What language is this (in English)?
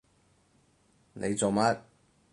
Cantonese